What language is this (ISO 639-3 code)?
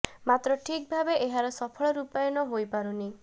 ori